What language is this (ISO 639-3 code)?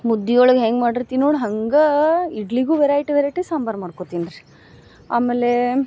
kan